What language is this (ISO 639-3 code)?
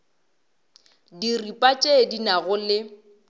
nso